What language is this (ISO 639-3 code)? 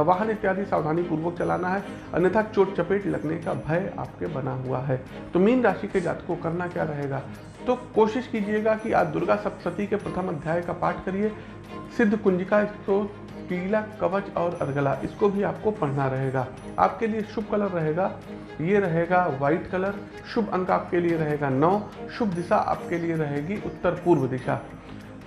hin